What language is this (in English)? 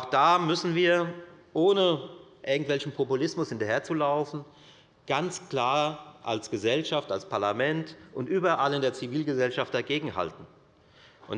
German